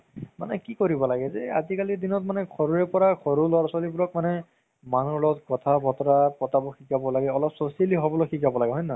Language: Assamese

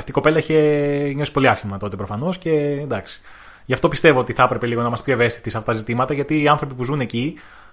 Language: Greek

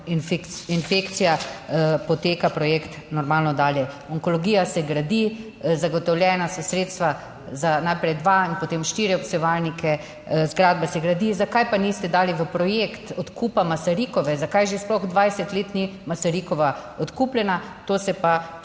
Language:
Slovenian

